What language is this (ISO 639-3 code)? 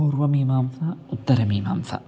san